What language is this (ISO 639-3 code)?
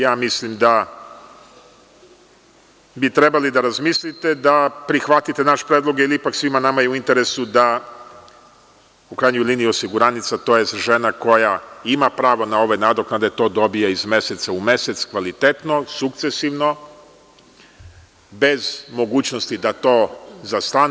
srp